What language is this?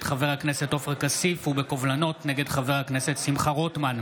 Hebrew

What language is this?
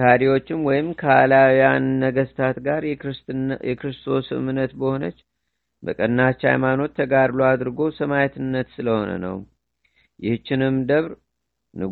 Amharic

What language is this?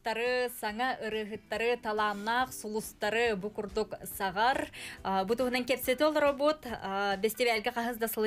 Turkish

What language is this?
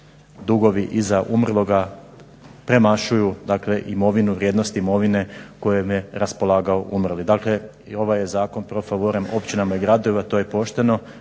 Croatian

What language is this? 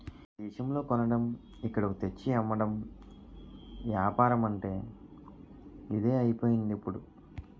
Telugu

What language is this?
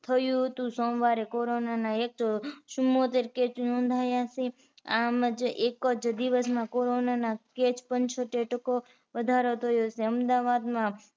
Gujarati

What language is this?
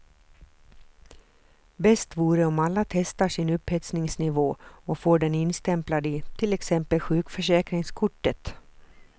Swedish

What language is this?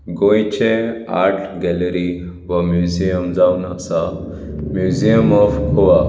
Konkani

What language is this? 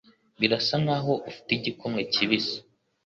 Kinyarwanda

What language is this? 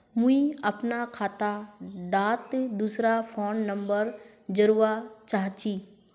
Magahi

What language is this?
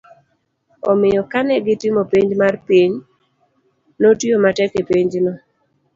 Luo (Kenya and Tanzania)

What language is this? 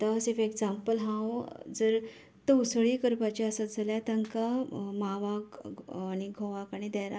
Konkani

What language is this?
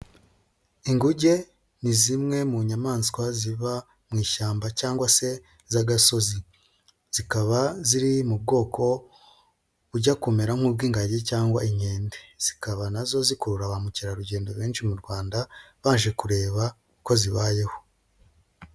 Kinyarwanda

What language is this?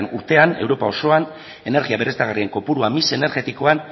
Basque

